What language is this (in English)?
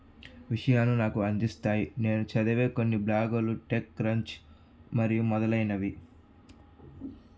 Telugu